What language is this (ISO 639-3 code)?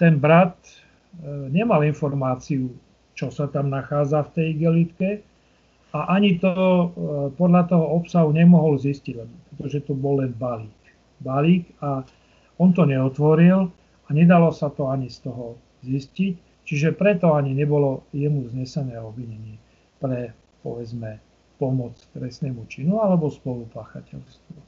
slk